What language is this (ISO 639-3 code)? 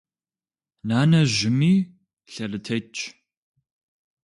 kbd